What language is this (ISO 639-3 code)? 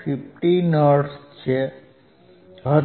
guj